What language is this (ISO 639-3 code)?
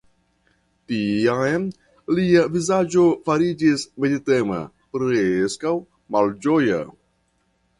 epo